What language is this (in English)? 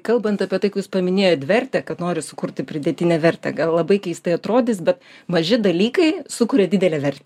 Lithuanian